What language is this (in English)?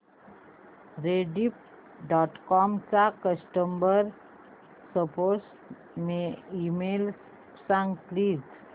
Marathi